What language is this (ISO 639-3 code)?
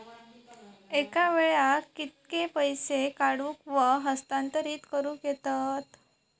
mar